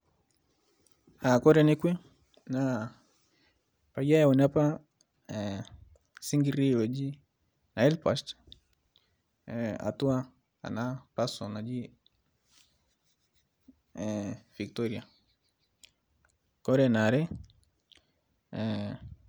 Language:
Masai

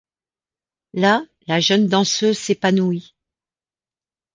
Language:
French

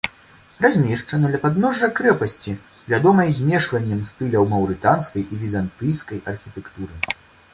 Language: Belarusian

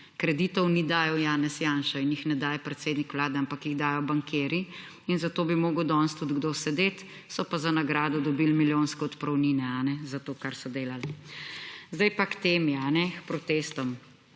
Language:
Slovenian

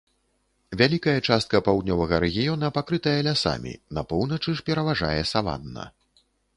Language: Belarusian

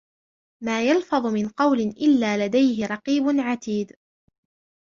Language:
Arabic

